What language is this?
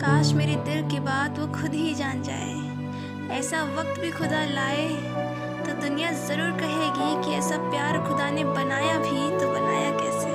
Hindi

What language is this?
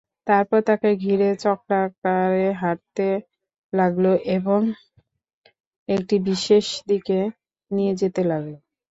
Bangla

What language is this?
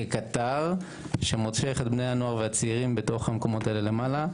Hebrew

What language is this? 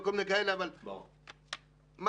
Hebrew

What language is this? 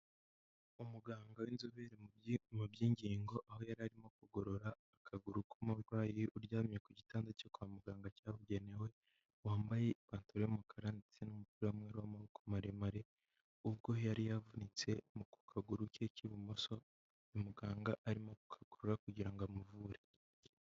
Kinyarwanda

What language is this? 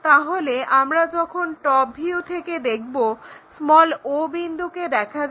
Bangla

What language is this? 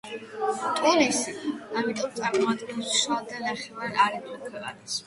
Georgian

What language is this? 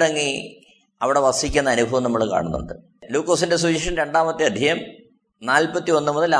Malayalam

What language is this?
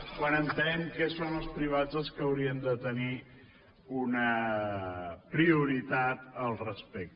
Catalan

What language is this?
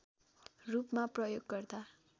Nepali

